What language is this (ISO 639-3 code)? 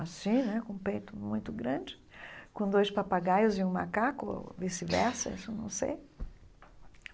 por